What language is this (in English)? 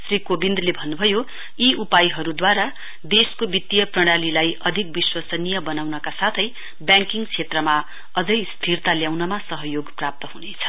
Nepali